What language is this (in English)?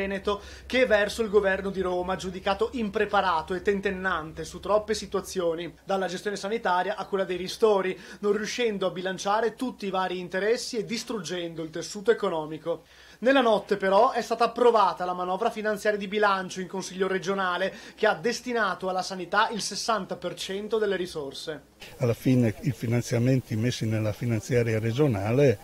Italian